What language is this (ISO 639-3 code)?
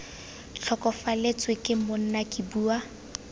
tsn